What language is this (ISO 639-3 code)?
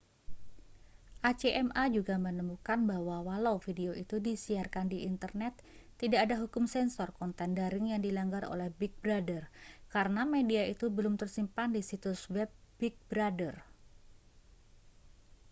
ind